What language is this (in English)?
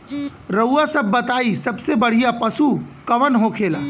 Bhojpuri